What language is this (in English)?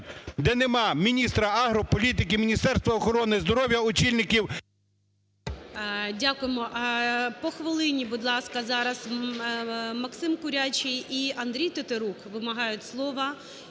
Ukrainian